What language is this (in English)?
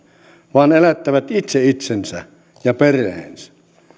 Finnish